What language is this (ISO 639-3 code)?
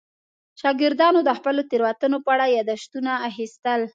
pus